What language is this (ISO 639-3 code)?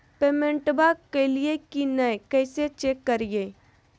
mag